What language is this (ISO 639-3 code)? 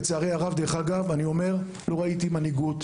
heb